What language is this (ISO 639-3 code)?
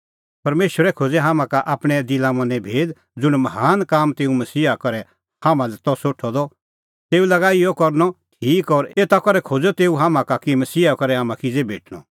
kfx